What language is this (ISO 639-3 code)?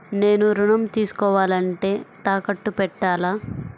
tel